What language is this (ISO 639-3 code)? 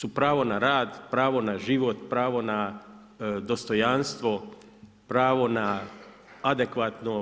hrv